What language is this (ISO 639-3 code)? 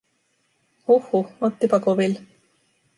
fin